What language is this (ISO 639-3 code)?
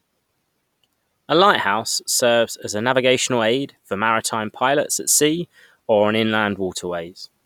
eng